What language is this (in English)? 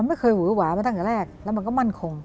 Thai